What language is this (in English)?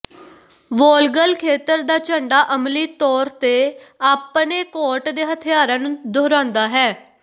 Punjabi